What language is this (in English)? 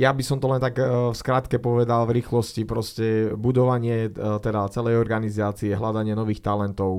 Slovak